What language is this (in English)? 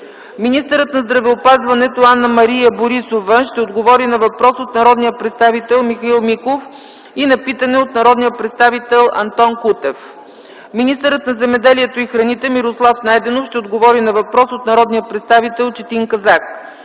Bulgarian